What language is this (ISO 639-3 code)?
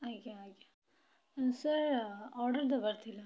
ori